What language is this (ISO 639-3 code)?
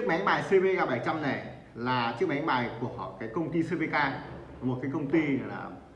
vie